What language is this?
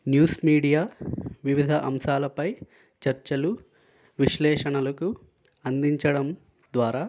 Telugu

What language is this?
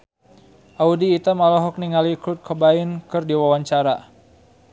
Sundanese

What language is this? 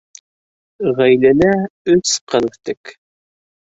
Bashkir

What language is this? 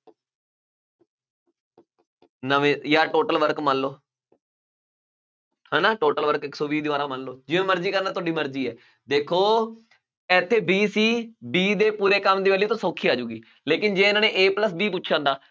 Punjabi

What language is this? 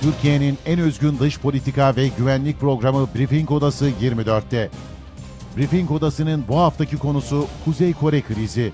Turkish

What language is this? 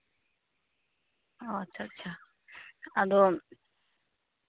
Santali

